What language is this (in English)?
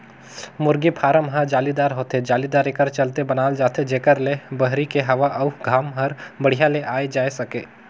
Chhattisgarhi